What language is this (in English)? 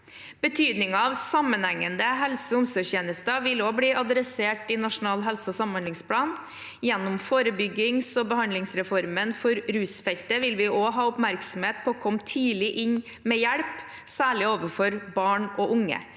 Norwegian